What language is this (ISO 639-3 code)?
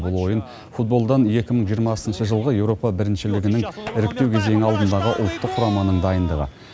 kaz